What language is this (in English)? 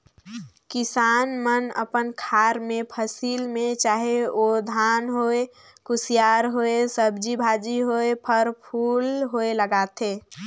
Chhattisgarhi